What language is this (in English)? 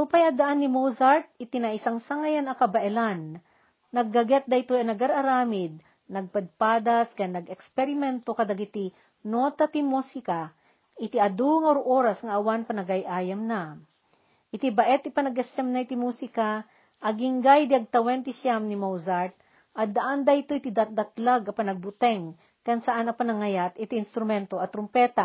Filipino